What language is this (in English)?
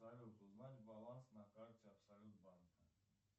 Russian